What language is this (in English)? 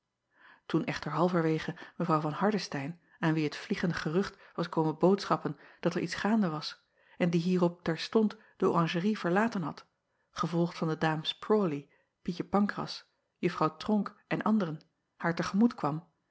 Dutch